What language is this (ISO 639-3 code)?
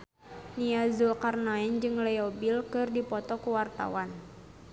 sun